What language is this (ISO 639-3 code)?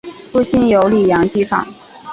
zho